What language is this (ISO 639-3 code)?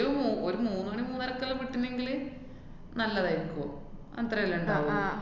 mal